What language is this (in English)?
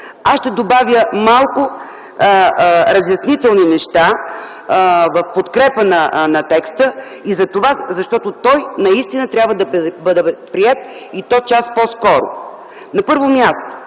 Bulgarian